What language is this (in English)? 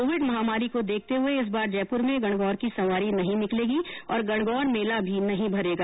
Hindi